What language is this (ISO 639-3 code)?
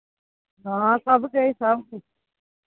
doi